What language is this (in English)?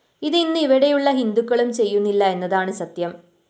Malayalam